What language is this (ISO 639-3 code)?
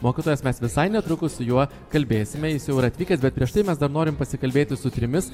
lit